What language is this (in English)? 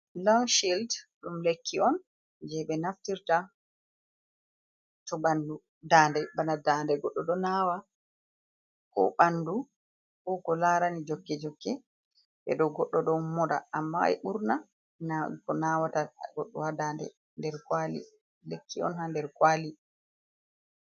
Fula